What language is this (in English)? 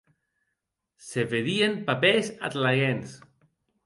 Occitan